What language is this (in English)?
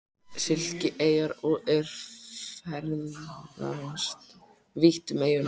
Icelandic